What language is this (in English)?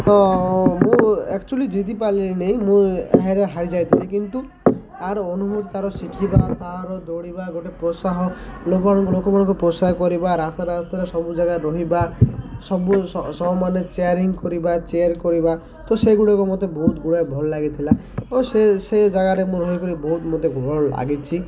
Odia